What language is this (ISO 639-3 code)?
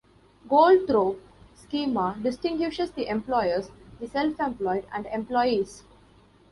eng